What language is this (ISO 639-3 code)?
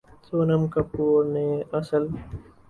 urd